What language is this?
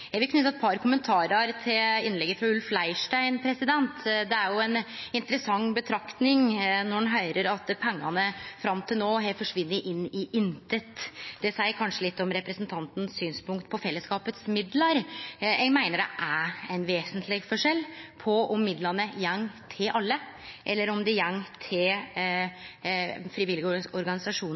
Norwegian Nynorsk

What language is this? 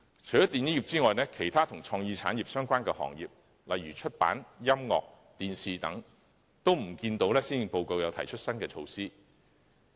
Cantonese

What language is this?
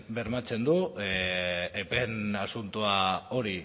Basque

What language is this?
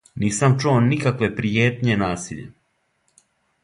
Serbian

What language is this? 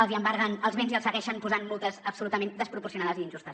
Catalan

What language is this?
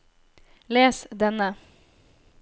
Norwegian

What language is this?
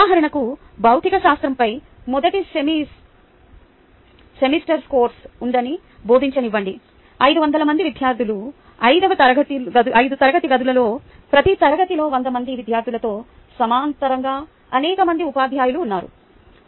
Telugu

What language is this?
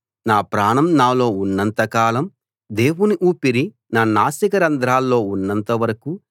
Telugu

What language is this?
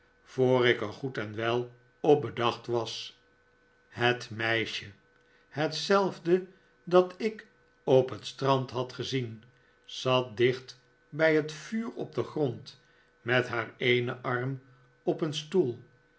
Dutch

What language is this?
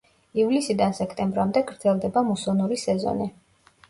Georgian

